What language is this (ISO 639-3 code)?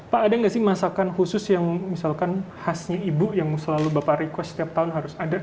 ind